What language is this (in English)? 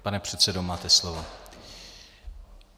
Czech